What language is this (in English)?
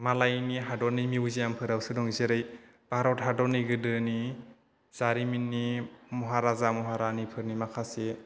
Bodo